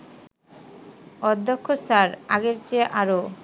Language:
Bangla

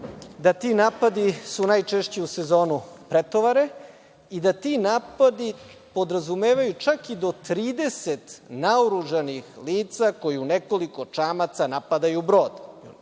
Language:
Serbian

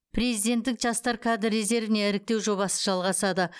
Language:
Kazakh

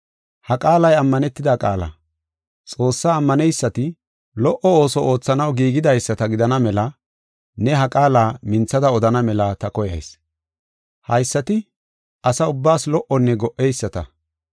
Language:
Gofa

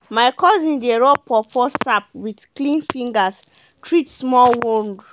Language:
Nigerian Pidgin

